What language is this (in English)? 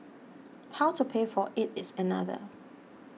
English